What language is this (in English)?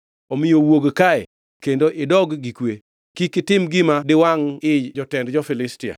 Luo (Kenya and Tanzania)